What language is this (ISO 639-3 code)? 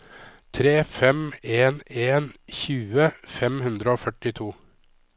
nor